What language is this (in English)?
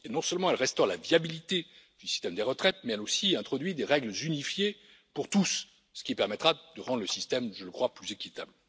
French